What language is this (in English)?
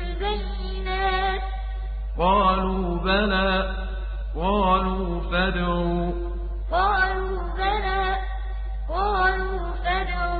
Arabic